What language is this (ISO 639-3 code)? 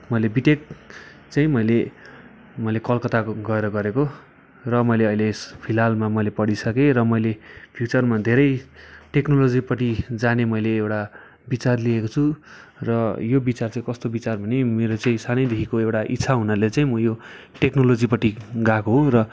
nep